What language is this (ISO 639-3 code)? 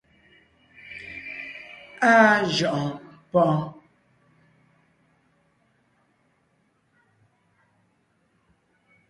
nnh